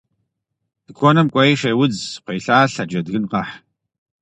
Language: Kabardian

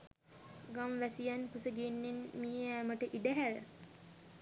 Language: Sinhala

